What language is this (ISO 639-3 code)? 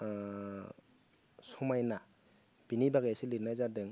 brx